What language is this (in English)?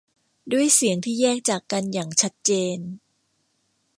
Thai